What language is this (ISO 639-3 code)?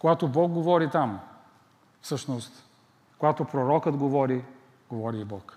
bul